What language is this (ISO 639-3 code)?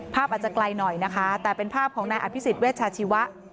tha